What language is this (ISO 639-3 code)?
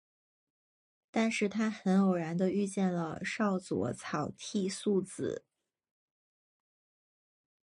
zho